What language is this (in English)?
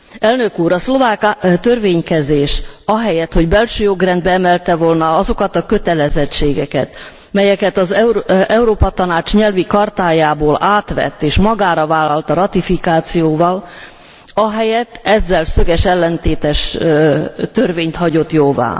Hungarian